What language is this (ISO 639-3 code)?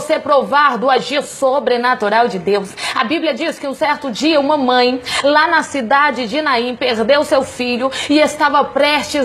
por